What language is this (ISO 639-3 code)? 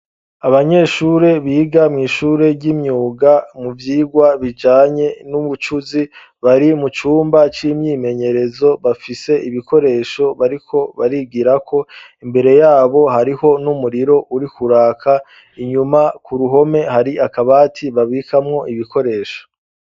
run